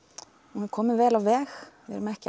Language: Icelandic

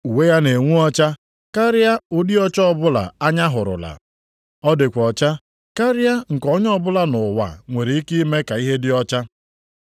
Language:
Igbo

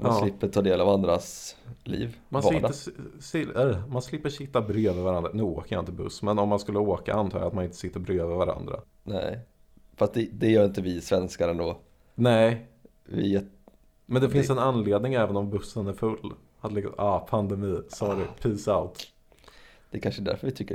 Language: Swedish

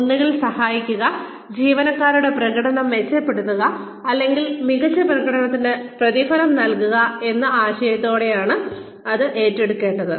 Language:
Malayalam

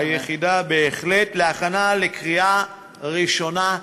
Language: Hebrew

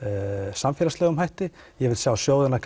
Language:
Icelandic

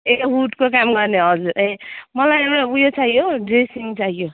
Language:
Nepali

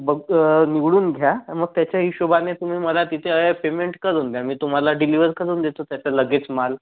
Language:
Marathi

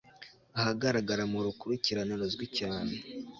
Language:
Kinyarwanda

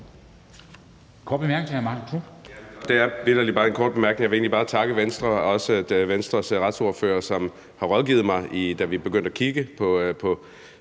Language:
Danish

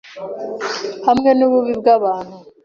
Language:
Kinyarwanda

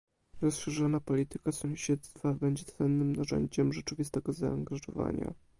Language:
Polish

